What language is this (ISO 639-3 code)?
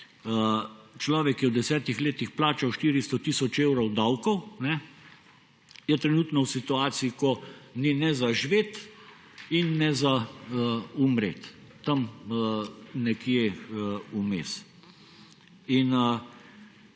slv